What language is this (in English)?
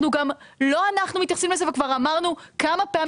Hebrew